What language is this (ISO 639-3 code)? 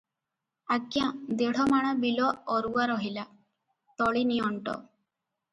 ori